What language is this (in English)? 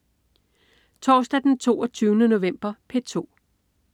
Danish